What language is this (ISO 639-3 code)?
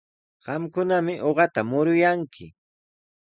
qws